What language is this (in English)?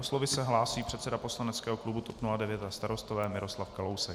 Czech